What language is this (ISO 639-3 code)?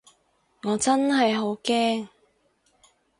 yue